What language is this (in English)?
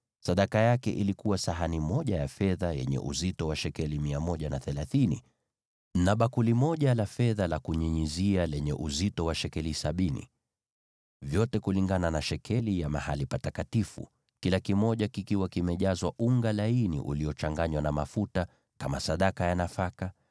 Swahili